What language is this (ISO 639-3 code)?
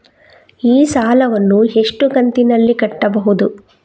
kan